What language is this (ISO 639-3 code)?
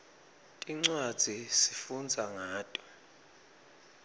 ssw